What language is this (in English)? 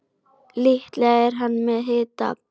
Icelandic